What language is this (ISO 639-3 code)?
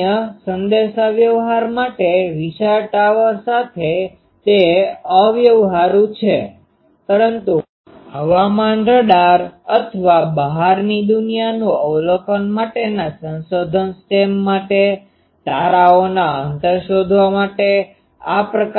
guj